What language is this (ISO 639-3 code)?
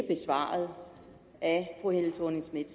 dan